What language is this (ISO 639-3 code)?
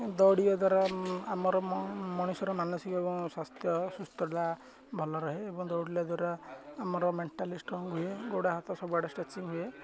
ori